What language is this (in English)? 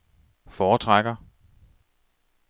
Danish